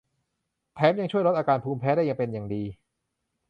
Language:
Thai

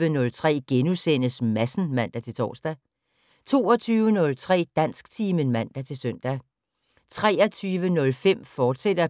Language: Danish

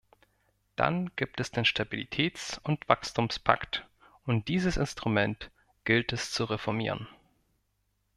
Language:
German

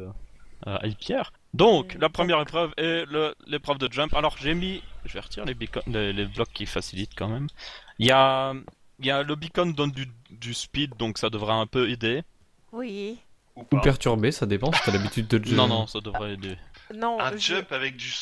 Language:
French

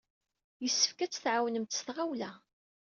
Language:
Kabyle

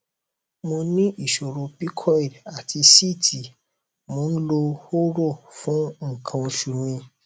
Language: Yoruba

